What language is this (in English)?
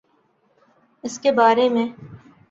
Urdu